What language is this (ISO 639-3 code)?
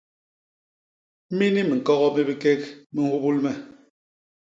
bas